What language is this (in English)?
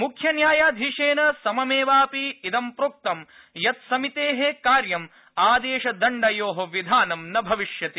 Sanskrit